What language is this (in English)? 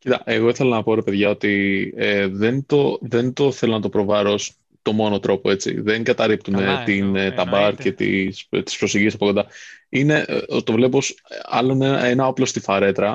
Greek